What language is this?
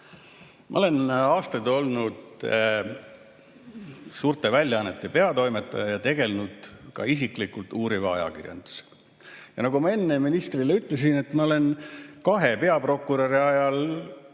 Estonian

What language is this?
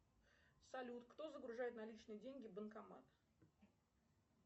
Russian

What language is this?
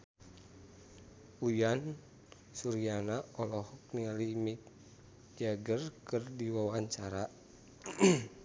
Sundanese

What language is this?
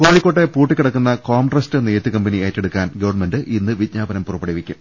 Malayalam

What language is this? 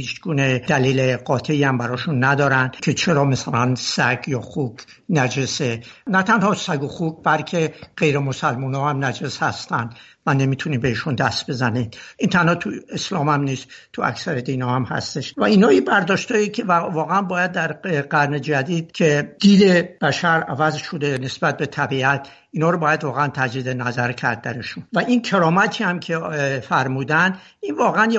Persian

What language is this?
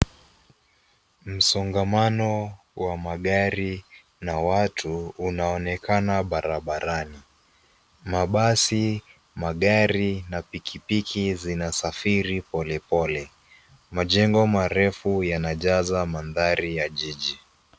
Swahili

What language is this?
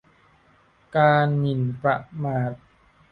Thai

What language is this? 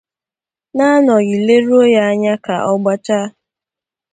Igbo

